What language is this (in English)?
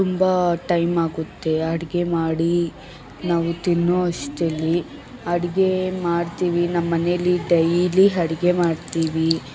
Kannada